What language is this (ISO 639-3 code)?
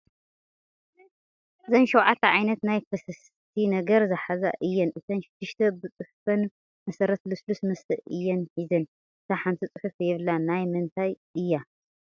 tir